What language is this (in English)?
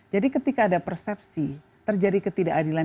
Indonesian